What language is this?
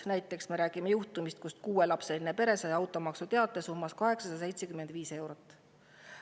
Estonian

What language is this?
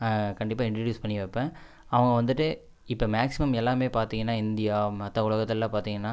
Tamil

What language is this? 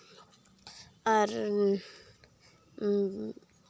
Santali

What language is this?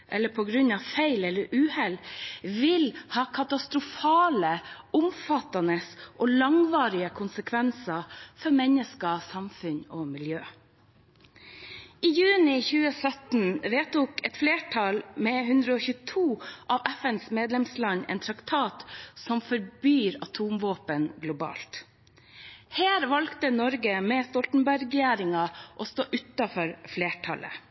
Norwegian Bokmål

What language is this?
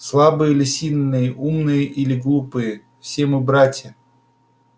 Russian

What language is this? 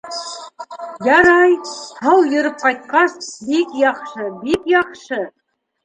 Bashkir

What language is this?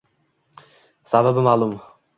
Uzbek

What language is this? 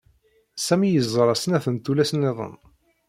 Kabyle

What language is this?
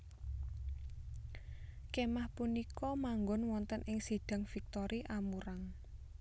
Javanese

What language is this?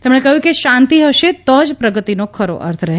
Gujarati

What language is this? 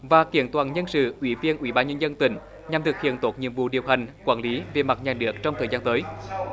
Vietnamese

